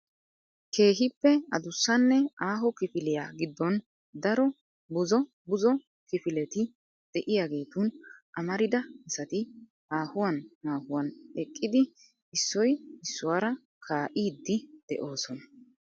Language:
Wolaytta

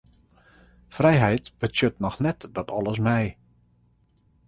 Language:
Western Frisian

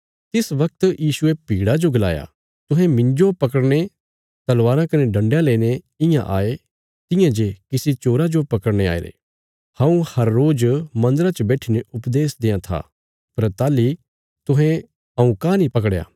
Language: Bilaspuri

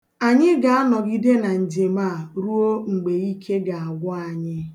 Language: Igbo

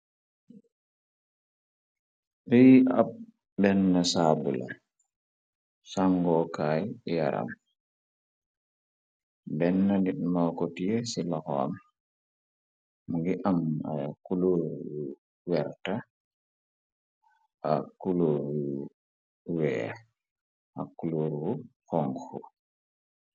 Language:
Wolof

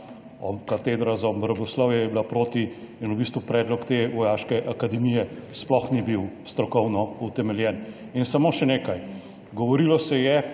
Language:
Slovenian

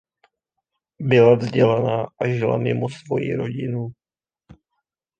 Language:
Czech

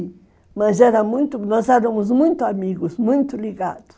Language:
Portuguese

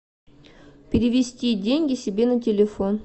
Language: Russian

